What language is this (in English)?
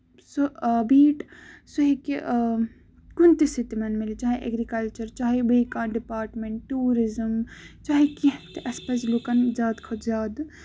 Kashmiri